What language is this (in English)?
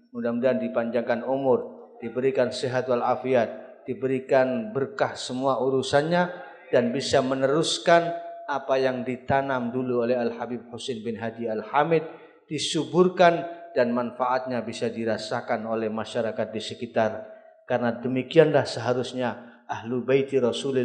Indonesian